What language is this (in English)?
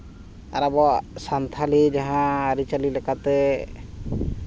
Santali